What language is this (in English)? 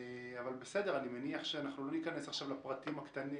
Hebrew